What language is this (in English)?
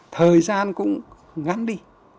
Vietnamese